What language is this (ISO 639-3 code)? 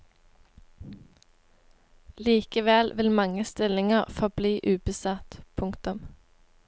nor